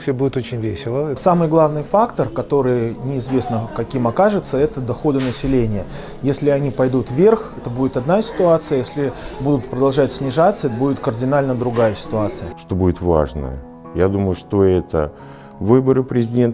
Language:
Russian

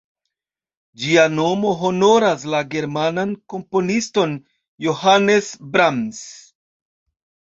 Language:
Esperanto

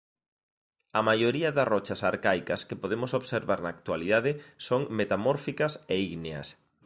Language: Galician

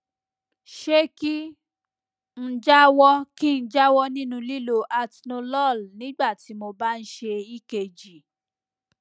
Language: Yoruba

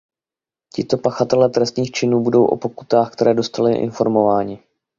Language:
Czech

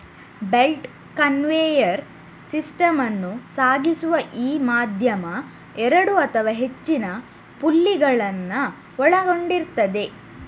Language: Kannada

